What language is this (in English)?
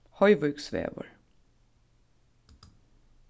Faroese